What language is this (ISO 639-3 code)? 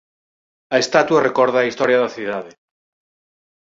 glg